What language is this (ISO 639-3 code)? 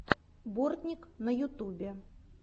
rus